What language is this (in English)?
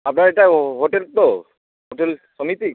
Bangla